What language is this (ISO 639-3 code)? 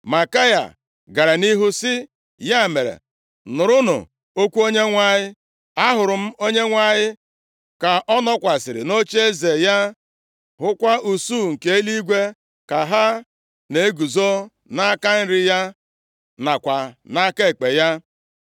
ibo